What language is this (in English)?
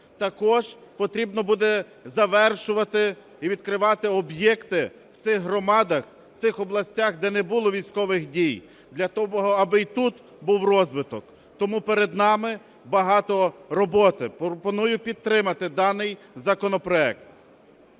Ukrainian